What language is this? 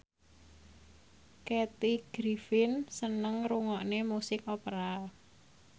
Javanese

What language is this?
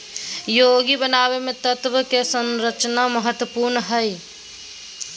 Magahi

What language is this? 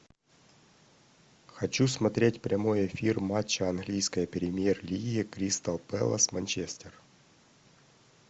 Russian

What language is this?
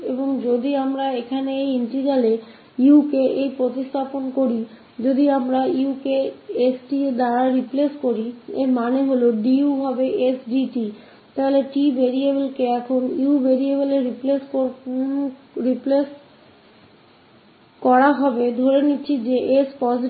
Hindi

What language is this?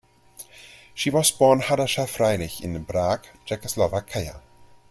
English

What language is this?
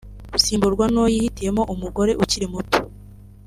Kinyarwanda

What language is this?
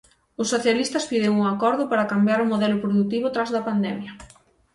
Galician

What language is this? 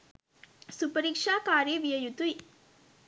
Sinhala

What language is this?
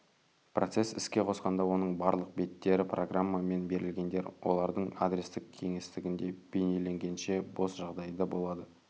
Kazakh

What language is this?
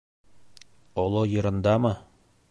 Bashkir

